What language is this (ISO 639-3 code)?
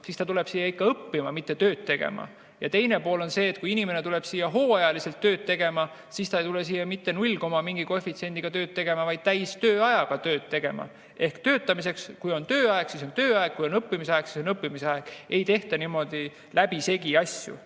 est